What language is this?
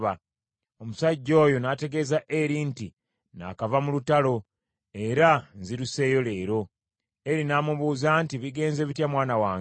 Ganda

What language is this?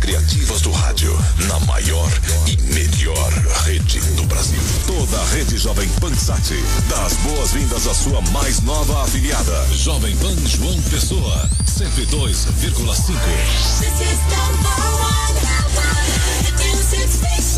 Portuguese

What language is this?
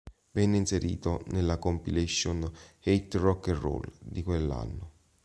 Italian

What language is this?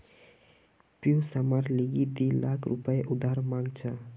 Magahi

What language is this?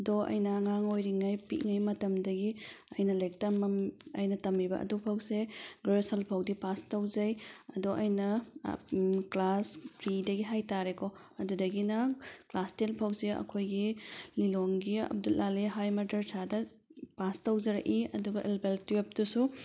Manipuri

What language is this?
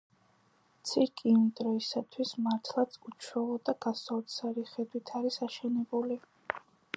Georgian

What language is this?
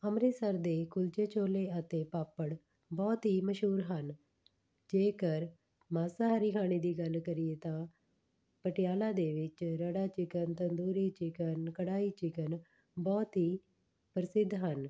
Punjabi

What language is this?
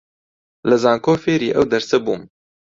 Central Kurdish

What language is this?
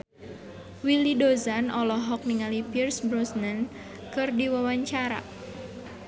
Sundanese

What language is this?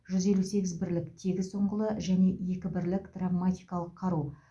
Kazakh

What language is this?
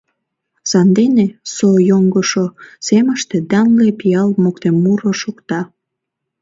Mari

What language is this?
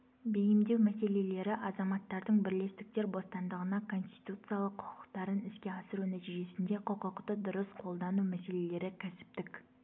Kazakh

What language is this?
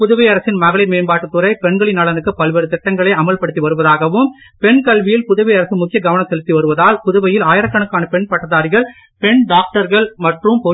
Tamil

